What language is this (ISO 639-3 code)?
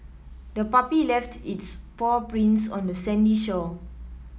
eng